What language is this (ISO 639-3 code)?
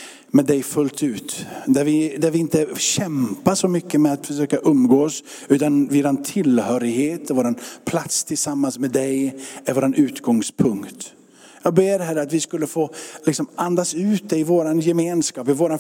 swe